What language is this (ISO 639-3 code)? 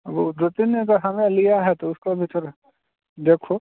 hin